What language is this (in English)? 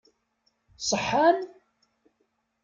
Kabyle